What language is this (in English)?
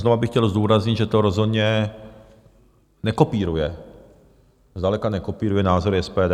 Czech